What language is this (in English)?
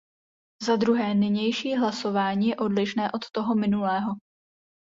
Czech